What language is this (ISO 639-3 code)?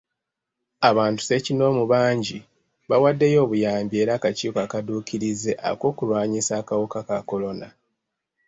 lug